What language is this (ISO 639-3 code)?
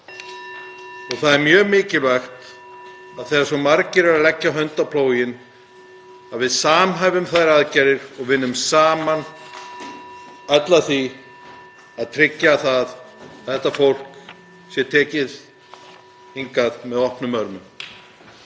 isl